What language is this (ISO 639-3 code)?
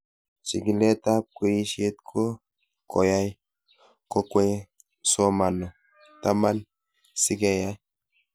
kln